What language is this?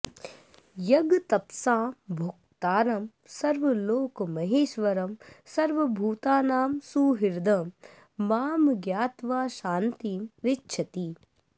Sanskrit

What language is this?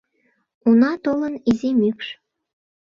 Mari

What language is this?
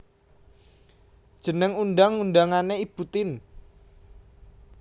Javanese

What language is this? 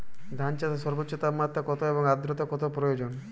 Bangla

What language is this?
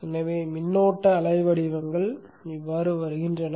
Tamil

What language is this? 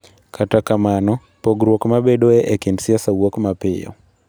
Luo (Kenya and Tanzania)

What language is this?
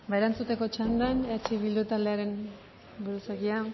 Basque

